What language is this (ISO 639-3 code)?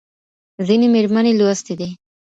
pus